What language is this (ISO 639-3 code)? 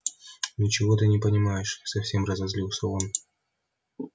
rus